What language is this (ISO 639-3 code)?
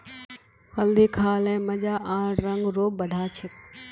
mag